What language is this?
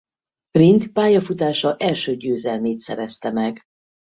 Hungarian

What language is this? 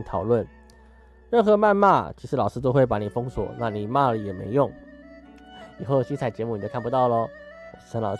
Chinese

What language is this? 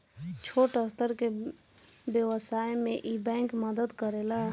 Bhojpuri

